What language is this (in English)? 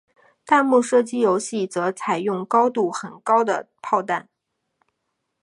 Chinese